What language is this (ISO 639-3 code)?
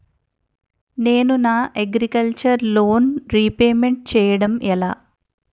tel